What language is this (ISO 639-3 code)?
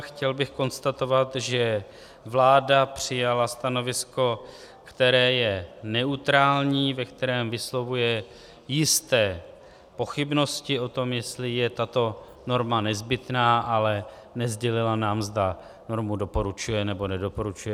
ces